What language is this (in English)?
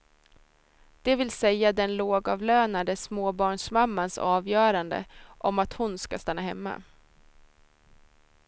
Swedish